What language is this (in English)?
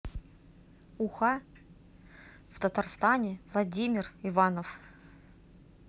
Russian